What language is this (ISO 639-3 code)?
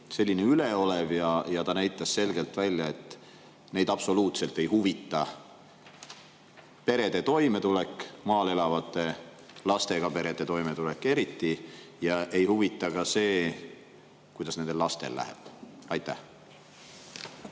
est